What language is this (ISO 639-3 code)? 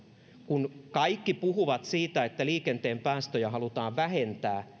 fin